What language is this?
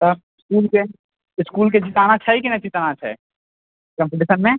Maithili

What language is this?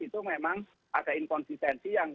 Indonesian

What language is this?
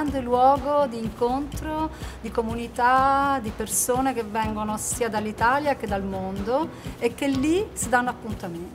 Italian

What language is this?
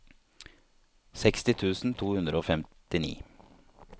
Norwegian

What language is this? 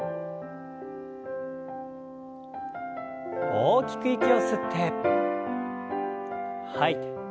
Japanese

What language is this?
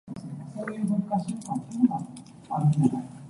Cantonese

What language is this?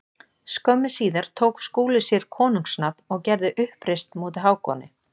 Icelandic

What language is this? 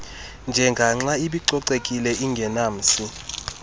Xhosa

